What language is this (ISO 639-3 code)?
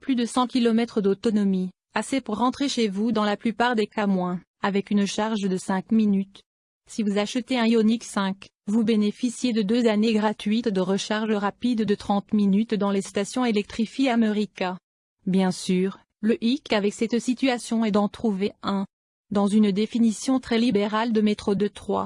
fra